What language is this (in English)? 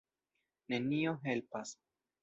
Esperanto